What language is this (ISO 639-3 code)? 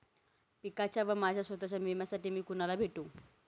mar